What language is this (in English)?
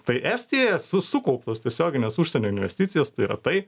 Lithuanian